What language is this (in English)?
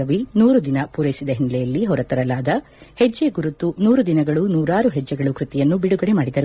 Kannada